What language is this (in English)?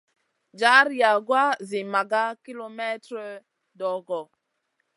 Masana